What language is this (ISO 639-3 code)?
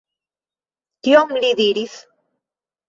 epo